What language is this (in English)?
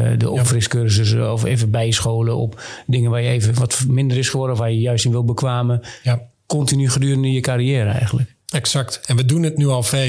Dutch